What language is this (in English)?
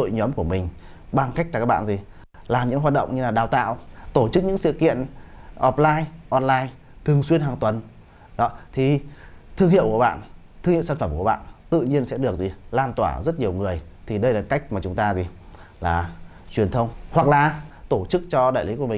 Vietnamese